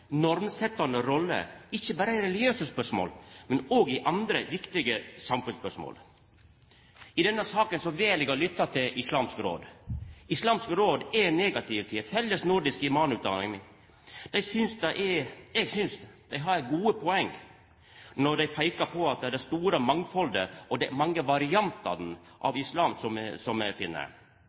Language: Norwegian Nynorsk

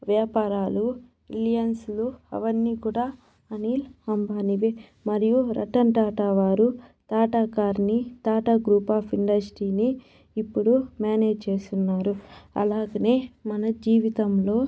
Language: Telugu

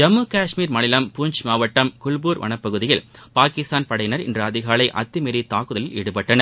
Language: Tamil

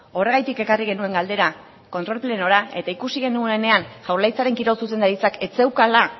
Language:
Basque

